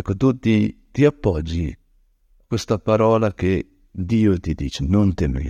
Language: Italian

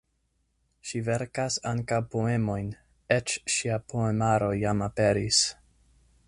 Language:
Esperanto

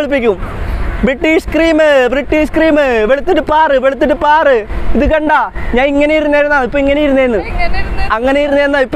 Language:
Romanian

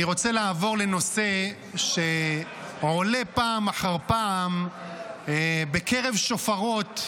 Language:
Hebrew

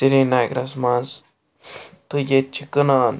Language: Kashmiri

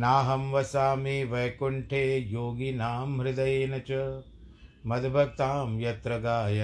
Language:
Hindi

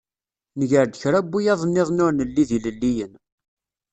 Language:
Kabyle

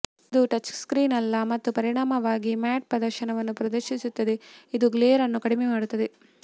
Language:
Kannada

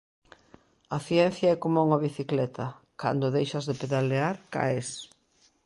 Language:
Galician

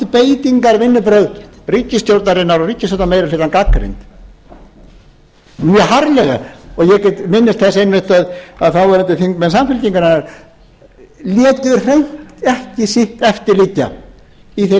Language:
Icelandic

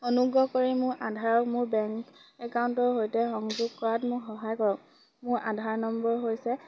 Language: Assamese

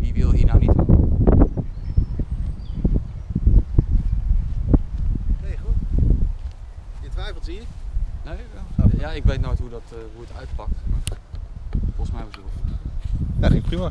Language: Dutch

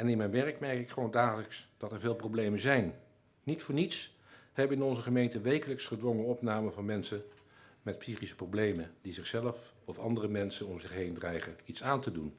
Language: Dutch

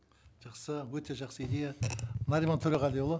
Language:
Kazakh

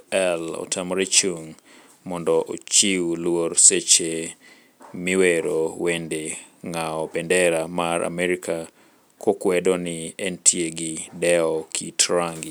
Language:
Luo (Kenya and Tanzania)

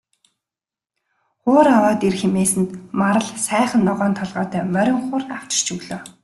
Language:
Mongolian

